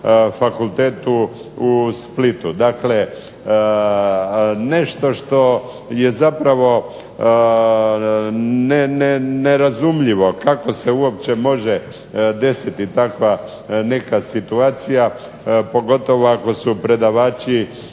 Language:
Croatian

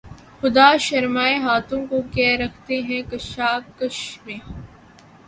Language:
Urdu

